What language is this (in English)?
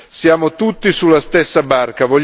Italian